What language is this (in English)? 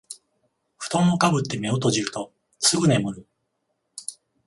Japanese